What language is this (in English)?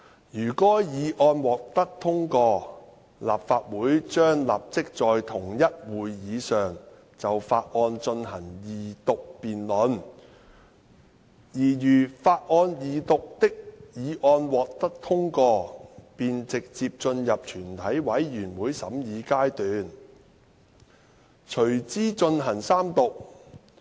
Cantonese